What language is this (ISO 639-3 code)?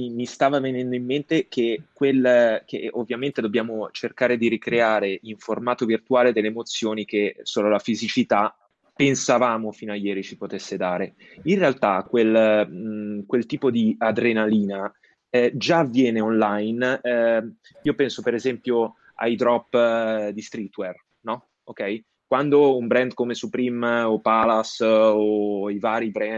ita